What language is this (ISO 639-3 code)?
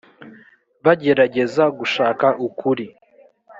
kin